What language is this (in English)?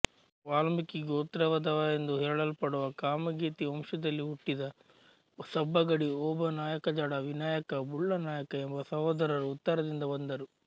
Kannada